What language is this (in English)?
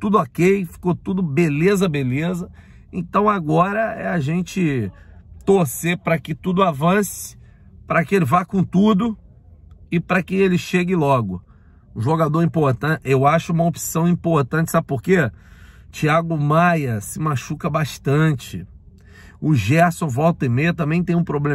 Portuguese